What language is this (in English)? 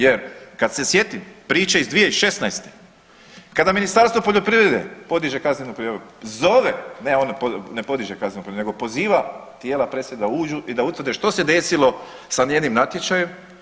Croatian